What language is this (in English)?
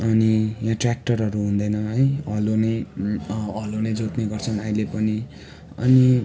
Nepali